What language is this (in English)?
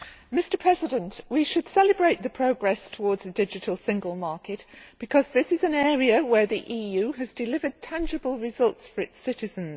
English